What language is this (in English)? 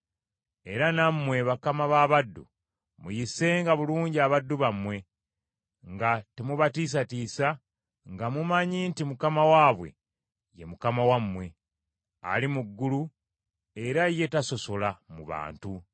Ganda